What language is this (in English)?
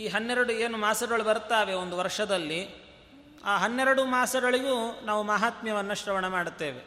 Kannada